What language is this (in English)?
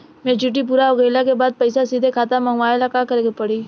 Bhojpuri